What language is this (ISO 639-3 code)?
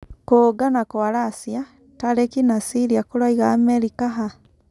kik